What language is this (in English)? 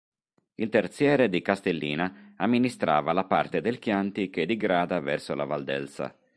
Italian